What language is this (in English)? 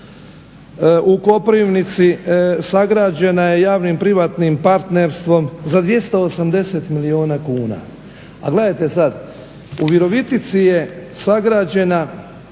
Croatian